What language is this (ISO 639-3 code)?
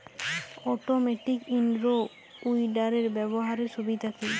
ben